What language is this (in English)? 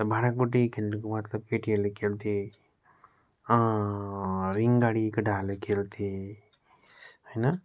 Nepali